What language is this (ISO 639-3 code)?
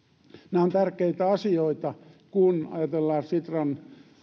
fin